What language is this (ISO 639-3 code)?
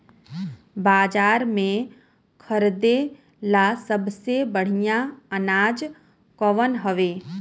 bho